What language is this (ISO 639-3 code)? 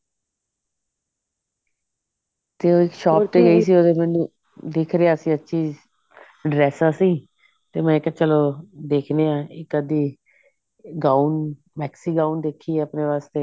pan